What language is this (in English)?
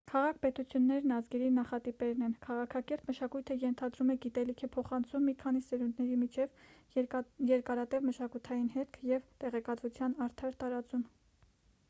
Armenian